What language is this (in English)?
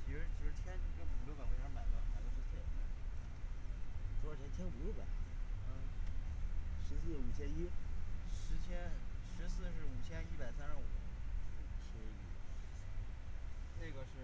Chinese